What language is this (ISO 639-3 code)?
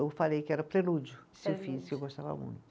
por